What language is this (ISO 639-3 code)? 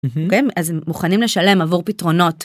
heb